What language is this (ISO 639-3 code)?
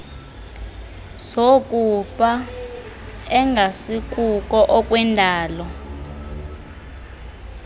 xho